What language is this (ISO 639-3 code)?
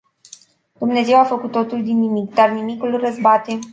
ron